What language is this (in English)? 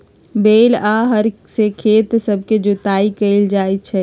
Magahi